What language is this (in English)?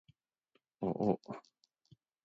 Japanese